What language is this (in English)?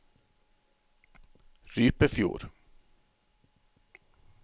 Norwegian